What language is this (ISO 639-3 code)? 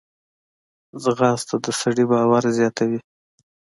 pus